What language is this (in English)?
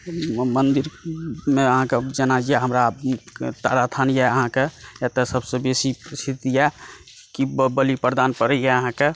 Maithili